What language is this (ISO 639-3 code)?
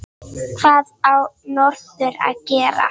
isl